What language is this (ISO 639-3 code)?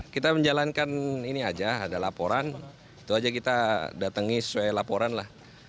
ind